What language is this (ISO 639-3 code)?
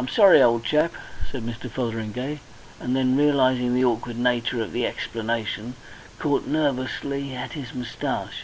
eng